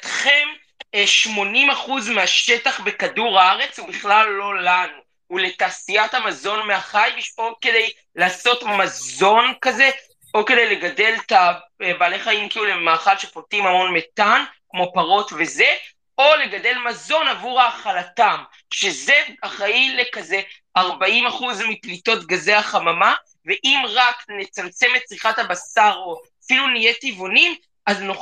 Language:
Hebrew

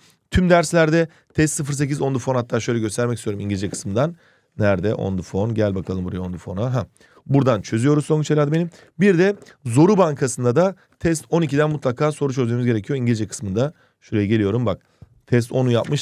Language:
Turkish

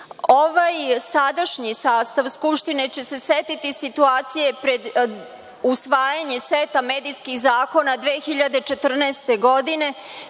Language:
Serbian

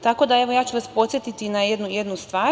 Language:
Serbian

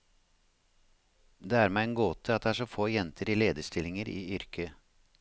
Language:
Norwegian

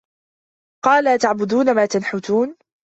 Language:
Arabic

